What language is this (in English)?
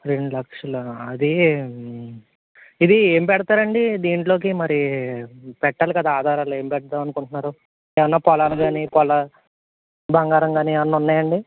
Telugu